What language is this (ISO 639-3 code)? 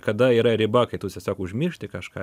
lit